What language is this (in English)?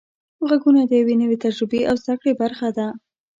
Pashto